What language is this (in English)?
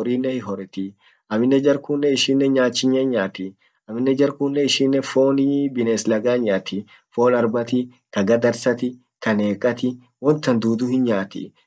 Orma